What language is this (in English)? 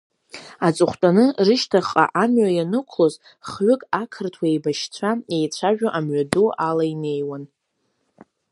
Abkhazian